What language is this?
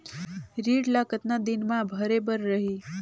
Chhattisgarhi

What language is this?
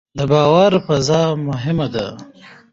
Pashto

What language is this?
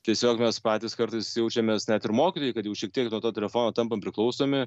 Lithuanian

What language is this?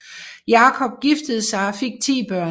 Danish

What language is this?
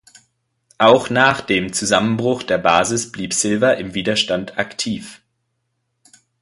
German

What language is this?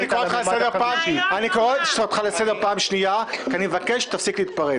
Hebrew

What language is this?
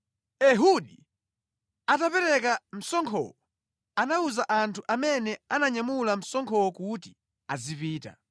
Nyanja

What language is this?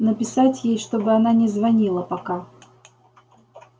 Russian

